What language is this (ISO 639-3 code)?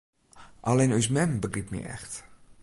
fry